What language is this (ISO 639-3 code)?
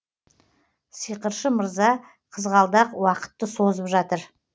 kaz